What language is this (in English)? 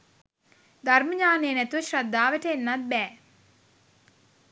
Sinhala